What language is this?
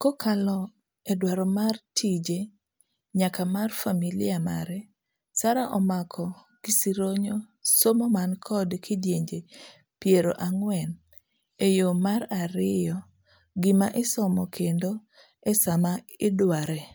Luo (Kenya and Tanzania)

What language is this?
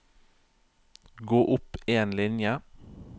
Norwegian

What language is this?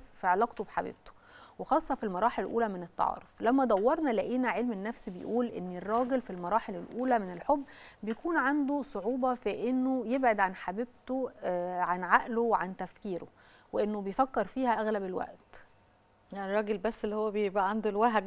Arabic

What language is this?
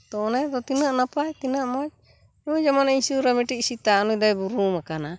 Santali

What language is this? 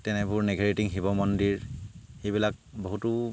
Assamese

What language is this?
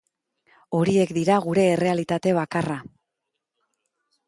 Basque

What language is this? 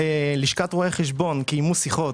Hebrew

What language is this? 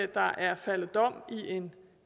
Danish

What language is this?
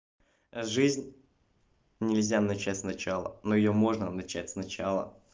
Russian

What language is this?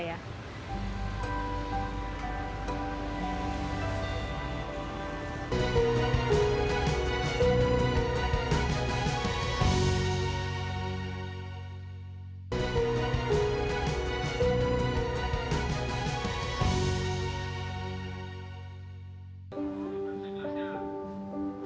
Indonesian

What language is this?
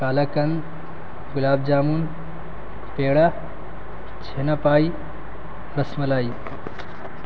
Urdu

